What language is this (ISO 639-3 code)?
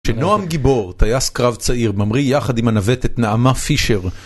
heb